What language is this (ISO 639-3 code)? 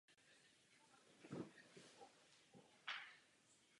ces